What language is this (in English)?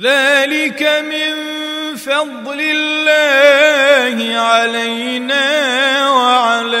Arabic